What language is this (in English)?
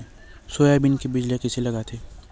Chhattisgarhi